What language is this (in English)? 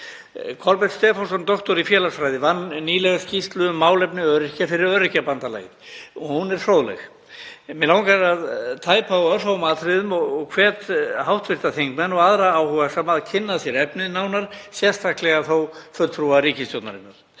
Icelandic